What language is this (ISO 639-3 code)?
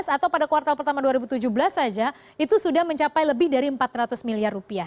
ind